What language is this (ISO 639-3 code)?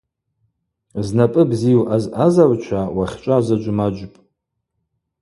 abq